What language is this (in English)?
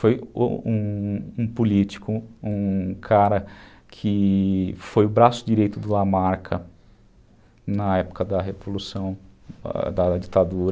Portuguese